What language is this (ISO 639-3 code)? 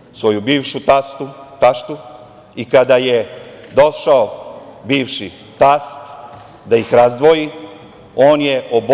srp